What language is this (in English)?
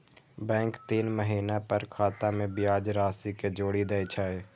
Maithili